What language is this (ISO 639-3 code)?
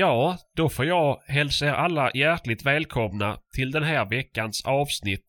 swe